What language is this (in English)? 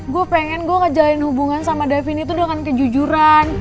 Indonesian